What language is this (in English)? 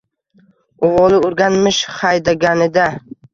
Uzbek